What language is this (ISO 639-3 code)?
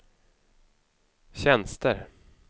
swe